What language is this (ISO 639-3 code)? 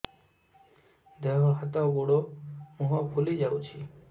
ori